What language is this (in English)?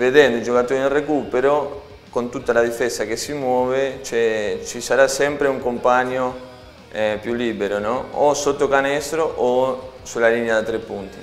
Italian